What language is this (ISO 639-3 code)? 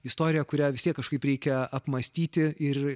lit